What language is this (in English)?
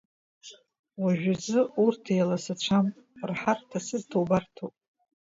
Abkhazian